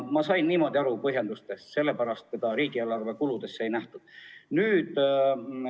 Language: Estonian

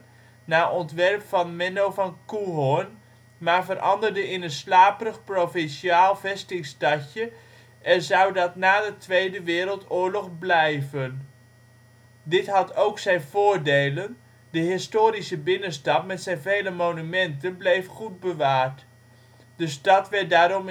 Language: Dutch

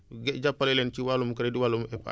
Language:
Wolof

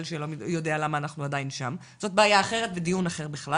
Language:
Hebrew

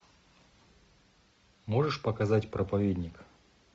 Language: Russian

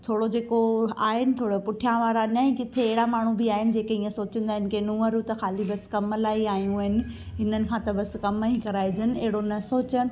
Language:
Sindhi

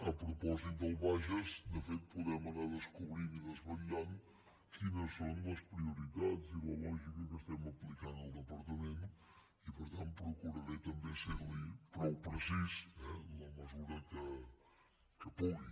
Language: Catalan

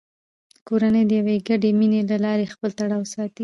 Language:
Pashto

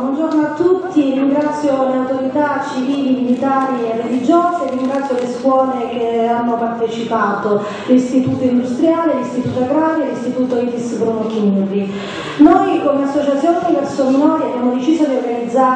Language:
Italian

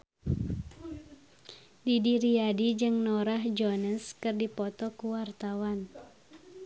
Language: Sundanese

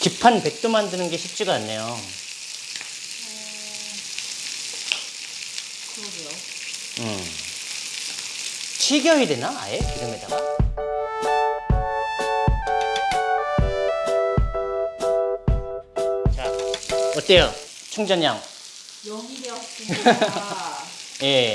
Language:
Korean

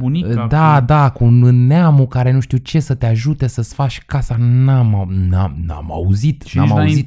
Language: Romanian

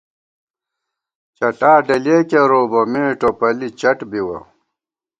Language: Gawar-Bati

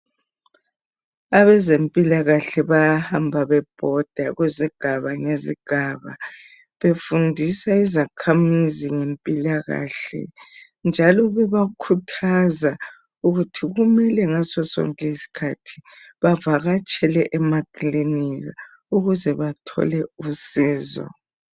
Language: North Ndebele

